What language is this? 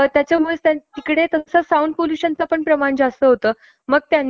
Marathi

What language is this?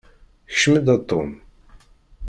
Kabyle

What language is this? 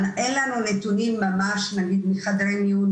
Hebrew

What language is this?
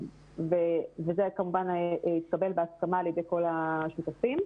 Hebrew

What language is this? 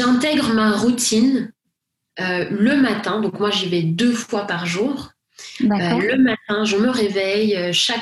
French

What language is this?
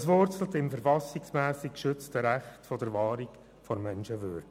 Swiss German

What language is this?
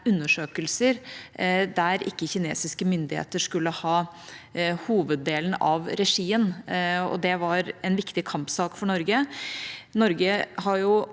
Norwegian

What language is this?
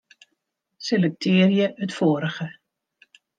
Western Frisian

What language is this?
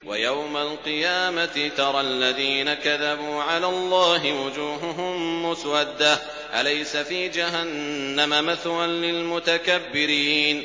Arabic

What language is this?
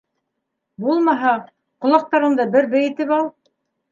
Bashkir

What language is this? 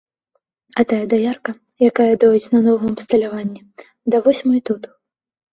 Belarusian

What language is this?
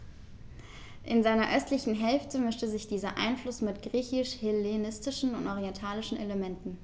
German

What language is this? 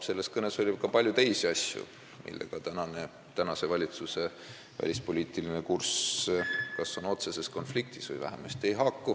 Estonian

